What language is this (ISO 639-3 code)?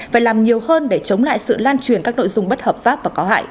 vie